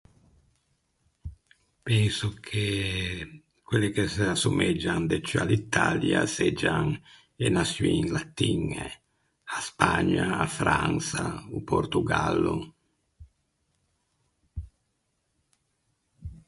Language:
Ligurian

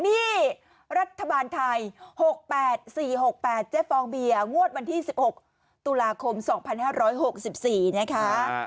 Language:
Thai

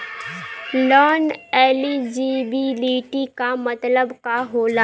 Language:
Bhojpuri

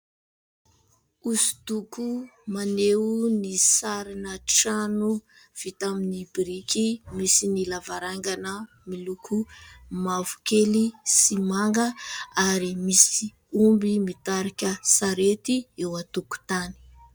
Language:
Malagasy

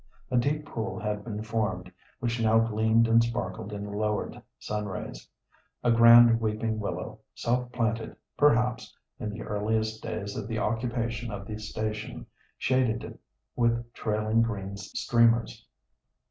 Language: English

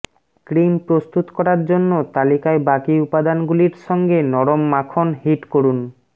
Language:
Bangla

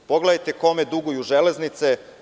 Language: Serbian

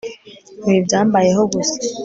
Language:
Kinyarwanda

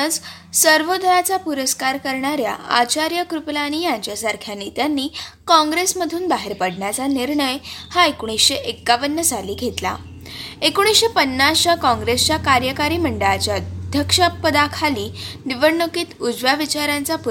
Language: Marathi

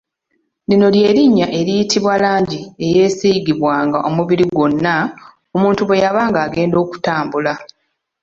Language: Ganda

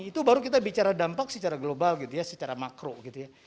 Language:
Indonesian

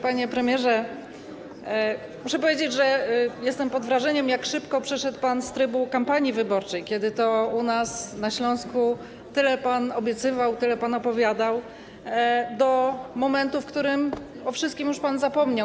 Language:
Polish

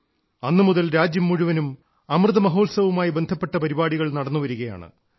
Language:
Malayalam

